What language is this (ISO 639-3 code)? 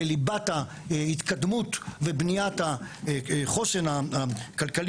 heb